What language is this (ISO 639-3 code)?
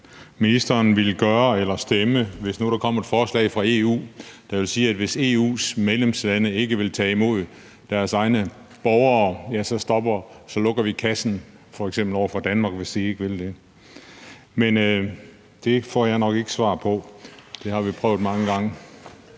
dan